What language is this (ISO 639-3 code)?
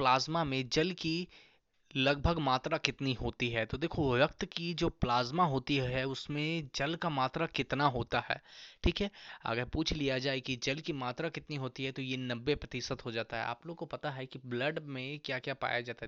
hin